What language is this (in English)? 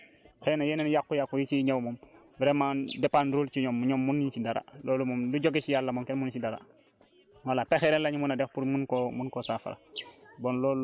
Wolof